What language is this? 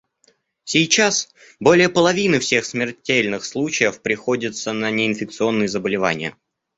Russian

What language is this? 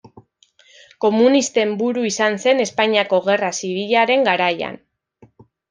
Basque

